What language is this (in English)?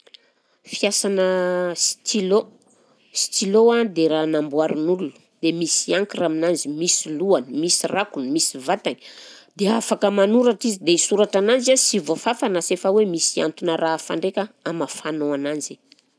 Southern Betsimisaraka Malagasy